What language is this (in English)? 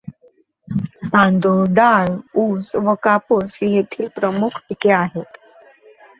Marathi